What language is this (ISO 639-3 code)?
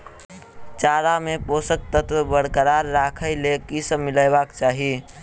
mai